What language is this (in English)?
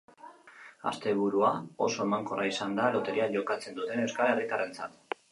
Basque